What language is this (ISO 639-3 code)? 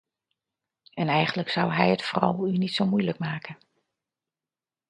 nld